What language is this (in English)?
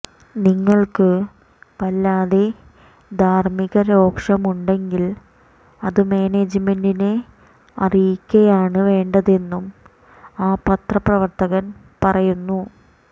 Malayalam